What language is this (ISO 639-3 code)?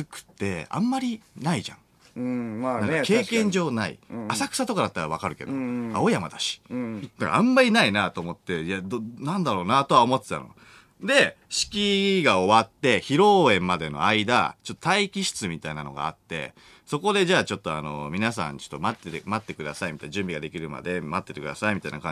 jpn